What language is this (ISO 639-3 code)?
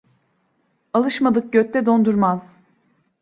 tur